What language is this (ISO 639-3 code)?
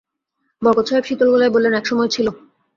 ben